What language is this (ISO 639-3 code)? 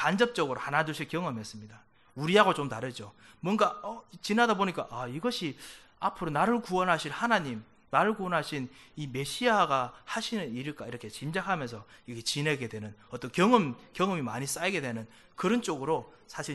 kor